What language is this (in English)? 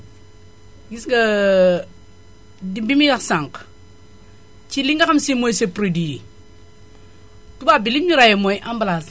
Wolof